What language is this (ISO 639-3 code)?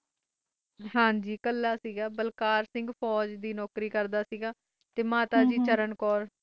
pan